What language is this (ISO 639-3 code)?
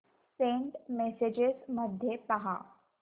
mar